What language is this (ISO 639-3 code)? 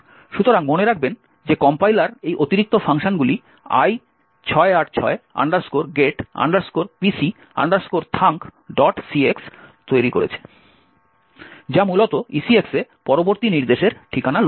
ben